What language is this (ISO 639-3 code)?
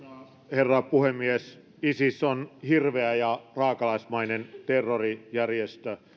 fin